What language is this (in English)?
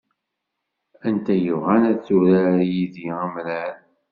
Kabyle